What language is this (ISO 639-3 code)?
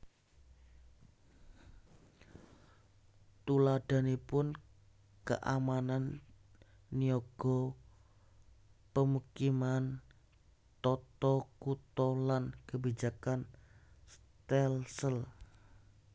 jav